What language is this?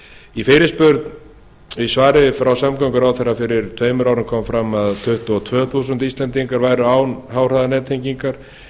Icelandic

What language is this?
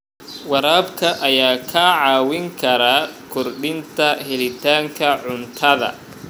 Somali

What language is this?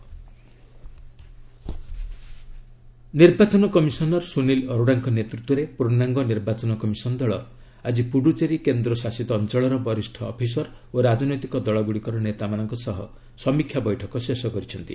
Odia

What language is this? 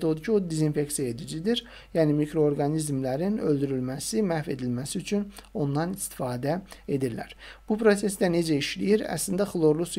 Turkish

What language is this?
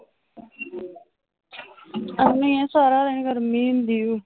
Punjabi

